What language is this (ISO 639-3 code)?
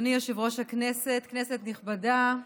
heb